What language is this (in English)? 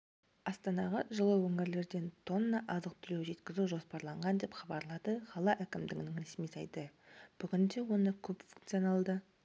Kazakh